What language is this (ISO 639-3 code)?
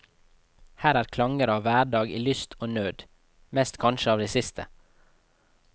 nor